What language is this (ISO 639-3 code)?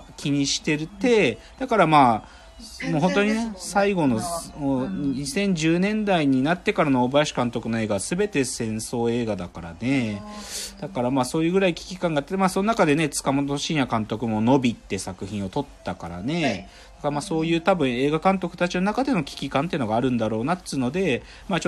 jpn